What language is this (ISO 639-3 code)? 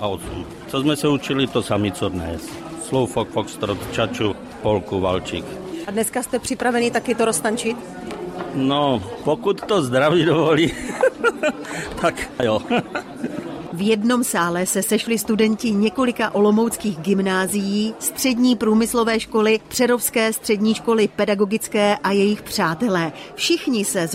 ces